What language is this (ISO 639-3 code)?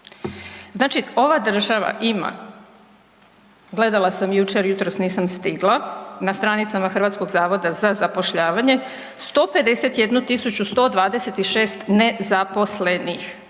hrv